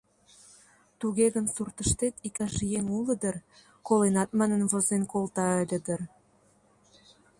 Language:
Mari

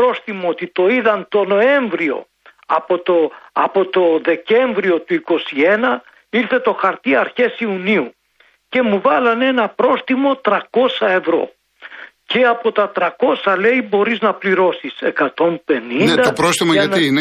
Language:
Greek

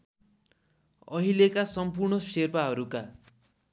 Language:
Nepali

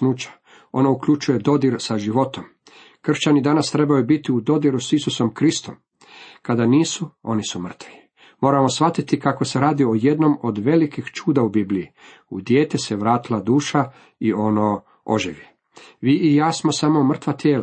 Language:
Croatian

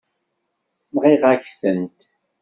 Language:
Kabyle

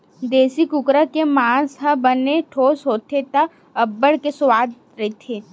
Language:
Chhattisgarhi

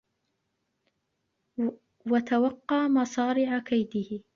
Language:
Arabic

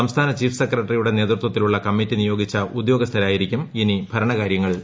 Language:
Malayalam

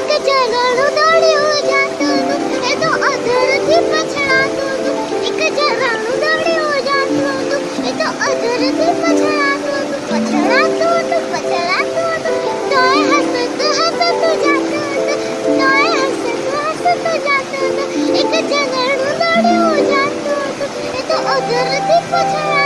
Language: Gujarati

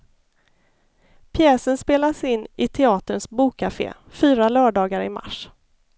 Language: Swedish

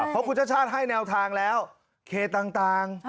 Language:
Thai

